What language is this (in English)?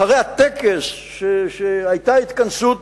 Hebrew